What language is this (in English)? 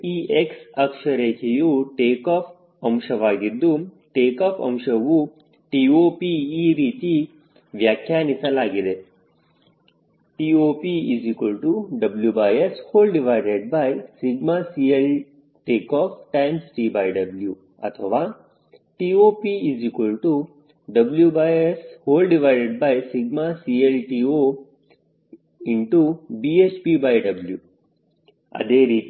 Kannada